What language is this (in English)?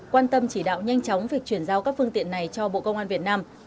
Vietnamese